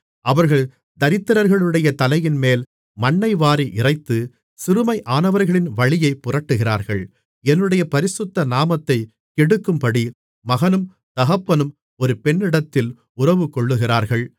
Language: Tamil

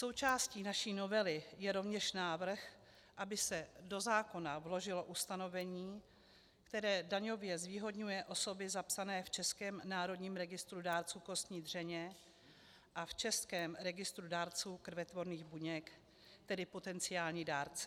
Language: Czech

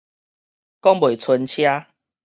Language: Min Nan Chinese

